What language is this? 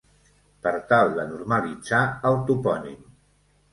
Catalan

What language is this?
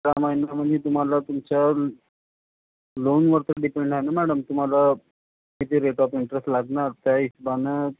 Marathi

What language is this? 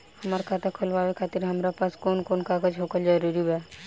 Bhojpuri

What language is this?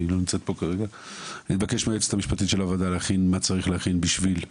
Hebrew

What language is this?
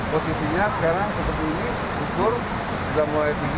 Indonesian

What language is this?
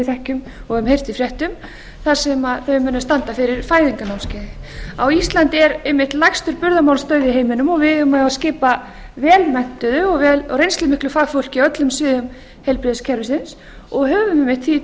Icelandic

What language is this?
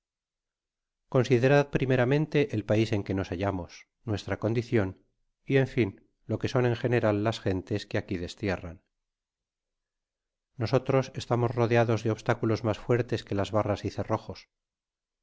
Spanish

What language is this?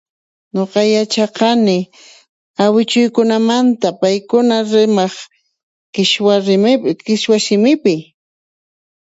Puno Quechua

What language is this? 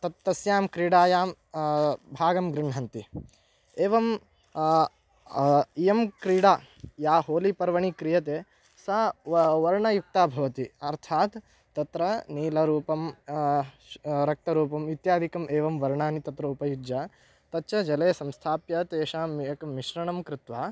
Sanskrit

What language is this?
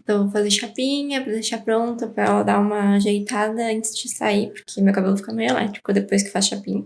Portuguese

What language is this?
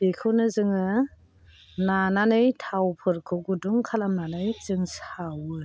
Bodo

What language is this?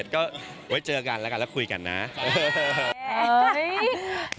Thai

